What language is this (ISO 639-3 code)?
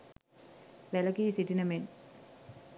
sin